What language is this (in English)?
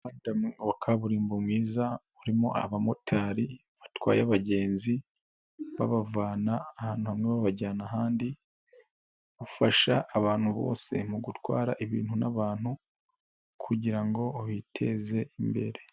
Kinyarwanda